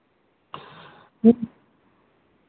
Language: Santali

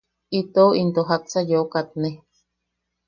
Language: Yaqui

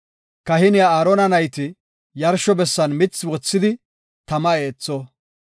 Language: Gofa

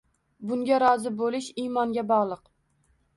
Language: Uzbek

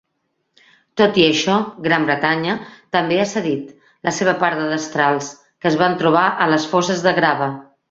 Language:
Catalan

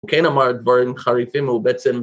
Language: Hebrew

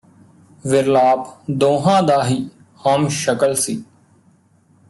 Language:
Punjabi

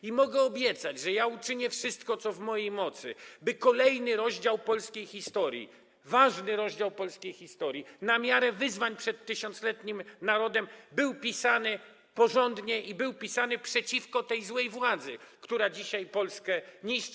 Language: Polish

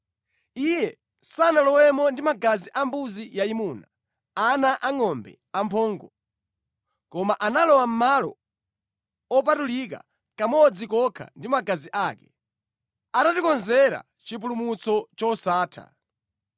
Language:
Nyanja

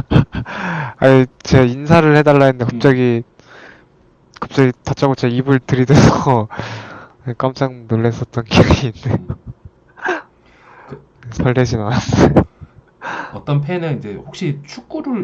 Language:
Korean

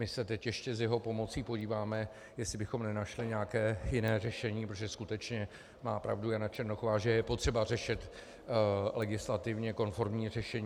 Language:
Czech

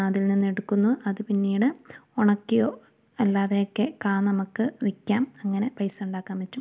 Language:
Malayalam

